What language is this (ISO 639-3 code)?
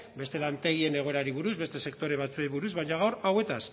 eus